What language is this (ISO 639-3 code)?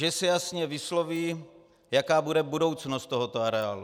ces